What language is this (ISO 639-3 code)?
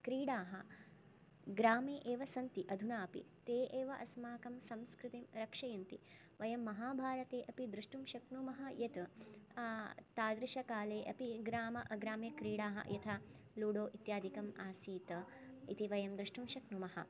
san